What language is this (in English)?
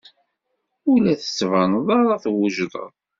Kabyle